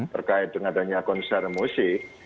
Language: Indonesian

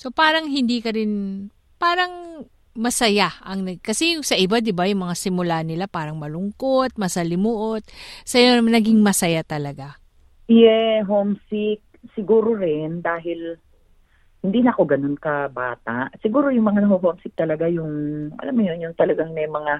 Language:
Filipino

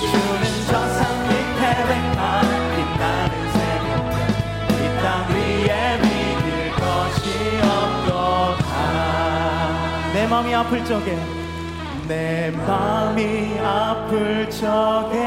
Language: Korean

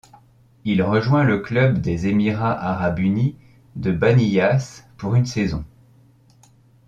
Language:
French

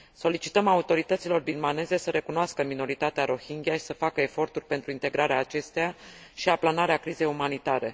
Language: Romanian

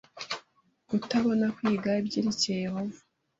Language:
Kinyarwanda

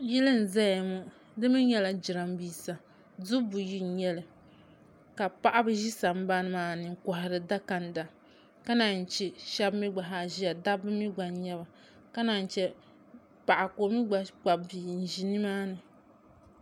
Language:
Dagbani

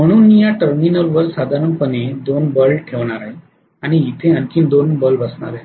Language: Marathi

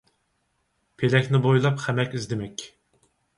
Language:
Uyghur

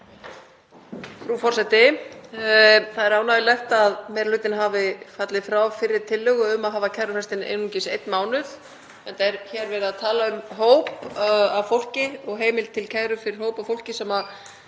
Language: Icelandic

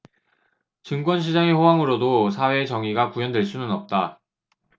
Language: Korean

